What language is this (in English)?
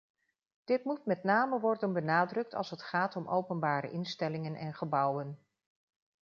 Dutch